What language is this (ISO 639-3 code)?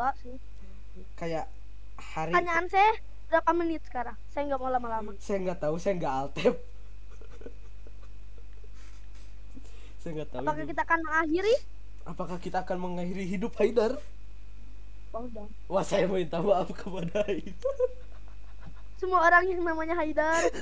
ind